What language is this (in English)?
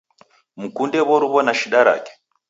Taita